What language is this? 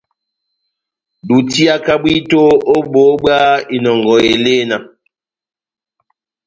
Batanga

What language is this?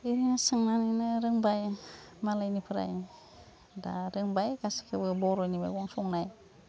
Bodo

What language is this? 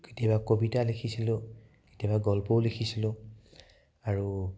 Assamese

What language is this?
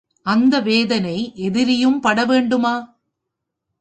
Tamil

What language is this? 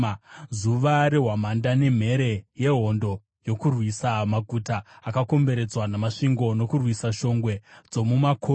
Shona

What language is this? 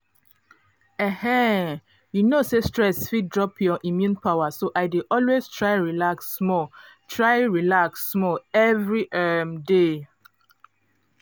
Nigerian Pidgin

